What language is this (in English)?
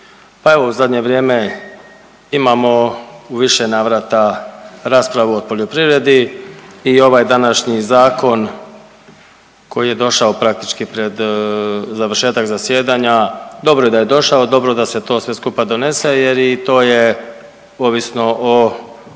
Croatian